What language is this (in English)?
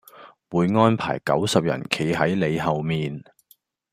Cantonese